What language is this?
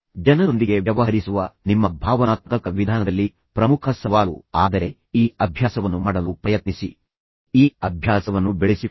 Kannada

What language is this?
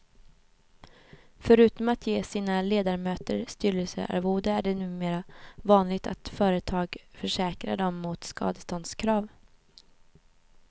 Swedish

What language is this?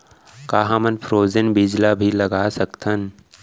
Chhattisgarhi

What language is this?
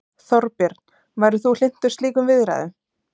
Icelandic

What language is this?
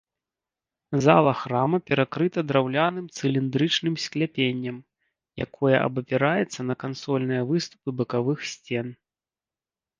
Belarusian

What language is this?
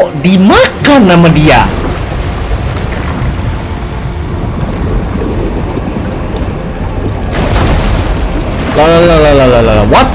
Indonesian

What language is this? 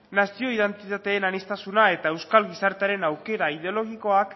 Basque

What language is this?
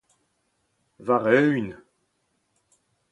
Breton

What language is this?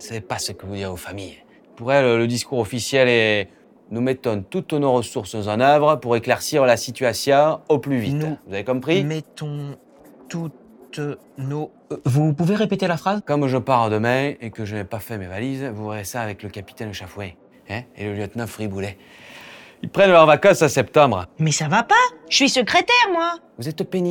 French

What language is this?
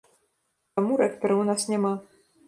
Belarusian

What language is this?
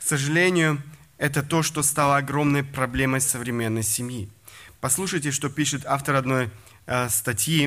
Russian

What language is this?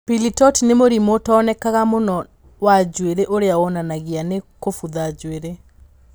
Kikuyu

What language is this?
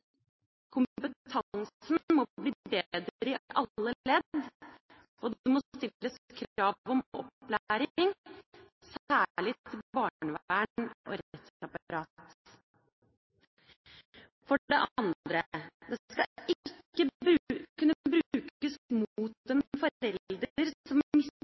Norwegian Bokmål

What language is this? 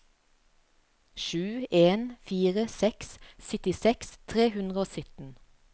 Norwegian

